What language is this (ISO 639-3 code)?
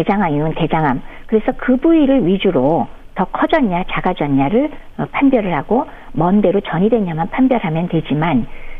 kor